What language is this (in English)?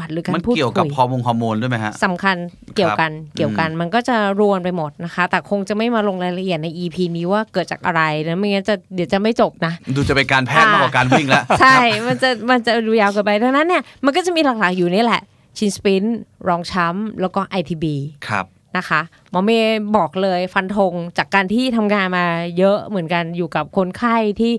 Thai